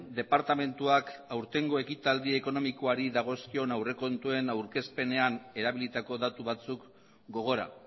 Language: Basque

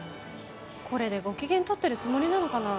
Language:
Japanese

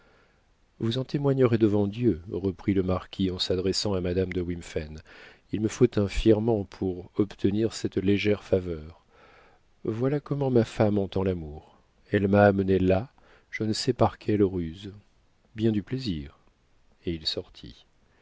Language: French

